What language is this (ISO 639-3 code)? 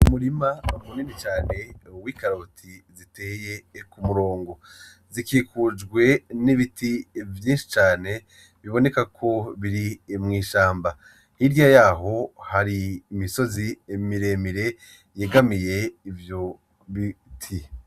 run